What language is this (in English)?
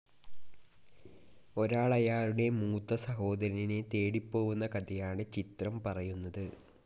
Malayalam